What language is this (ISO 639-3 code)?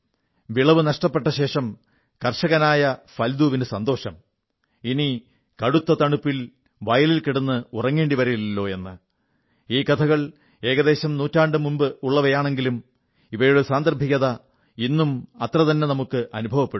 mal